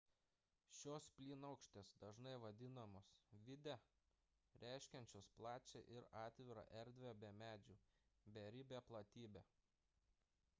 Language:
Lithuanian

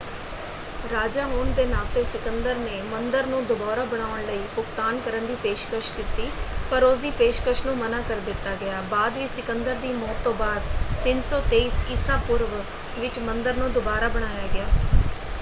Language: Punjabi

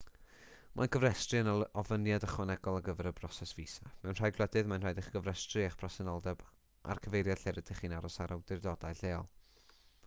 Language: Welsh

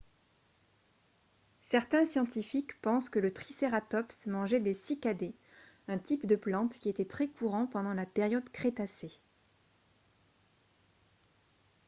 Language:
French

